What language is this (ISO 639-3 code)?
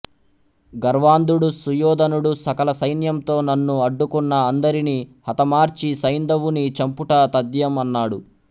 tel